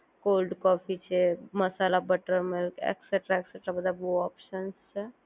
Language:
Gujarati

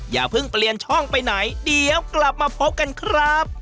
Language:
Thai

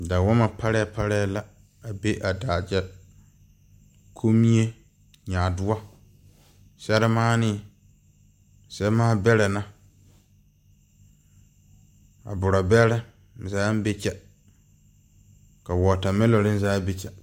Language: Southern Dagaare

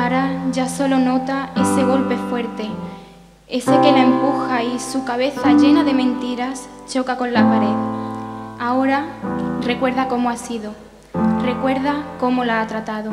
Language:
Spanish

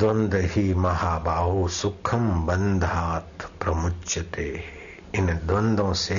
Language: Hindi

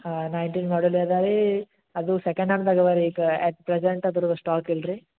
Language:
Kannada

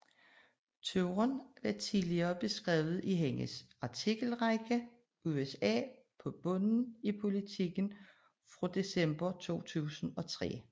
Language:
Danish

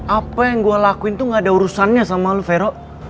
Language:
Indonesian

